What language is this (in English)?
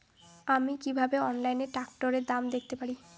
Bangla